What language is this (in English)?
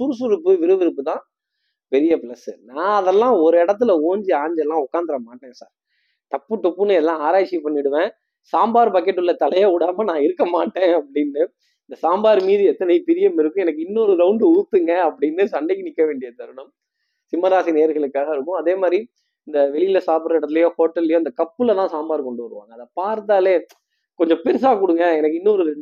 Tamil